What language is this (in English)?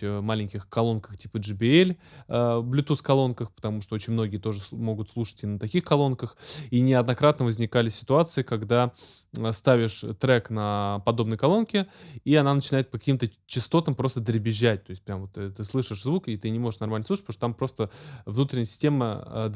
Russian